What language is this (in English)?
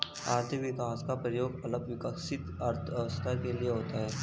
Hindi